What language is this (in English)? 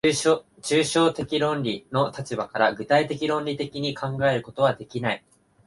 Japanese